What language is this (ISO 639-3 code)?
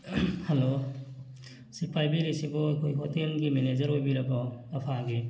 mni